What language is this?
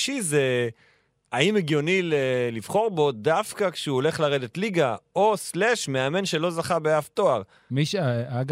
Hebrew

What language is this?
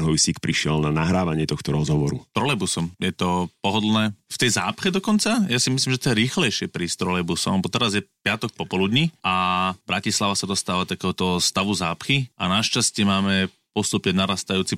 Slovak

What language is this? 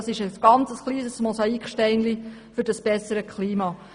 Swiss German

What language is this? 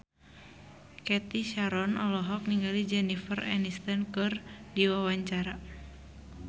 Sundanese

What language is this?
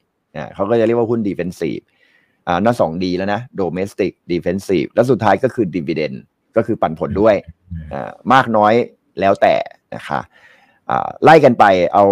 Thai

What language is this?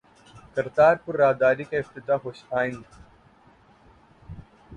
Urdu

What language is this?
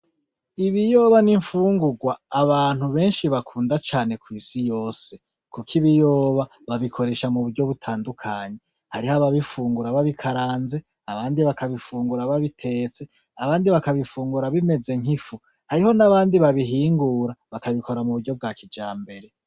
Rundi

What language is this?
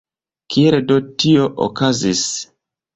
Esperanto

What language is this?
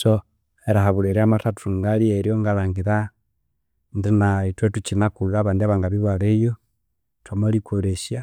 Konzo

